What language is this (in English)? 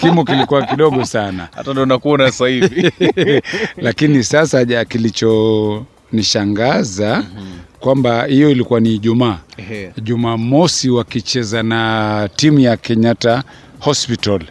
Swahili